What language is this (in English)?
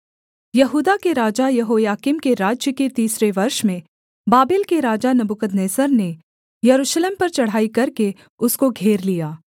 Hindi